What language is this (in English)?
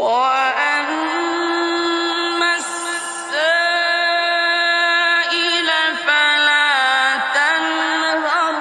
Arabic